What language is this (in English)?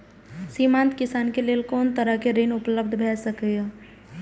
Maithili